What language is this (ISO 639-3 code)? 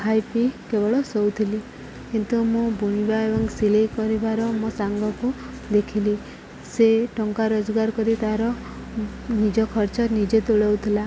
ori